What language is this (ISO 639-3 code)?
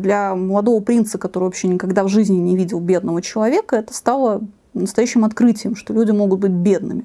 rus